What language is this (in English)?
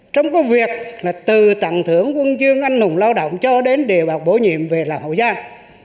Vietnamese